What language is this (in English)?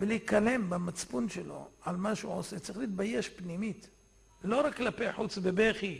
Hebrew